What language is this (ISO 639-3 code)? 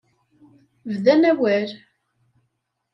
kab